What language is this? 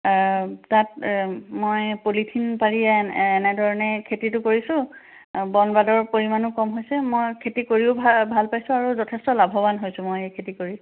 Assamese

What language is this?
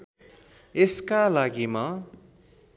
Nepali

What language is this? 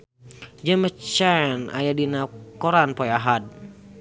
Sundanese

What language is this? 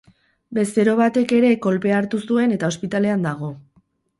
Basque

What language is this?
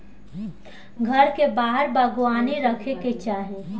Bhojpuri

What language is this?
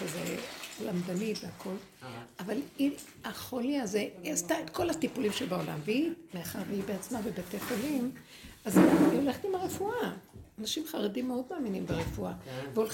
Hebrew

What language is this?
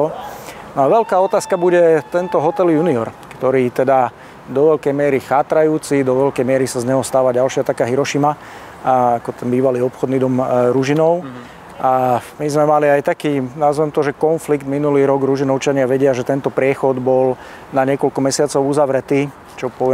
Slovak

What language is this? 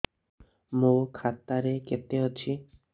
Odia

